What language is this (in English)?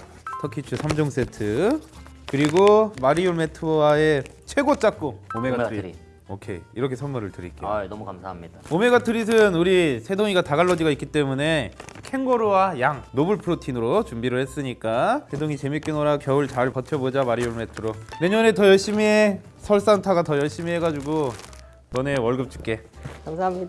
Korean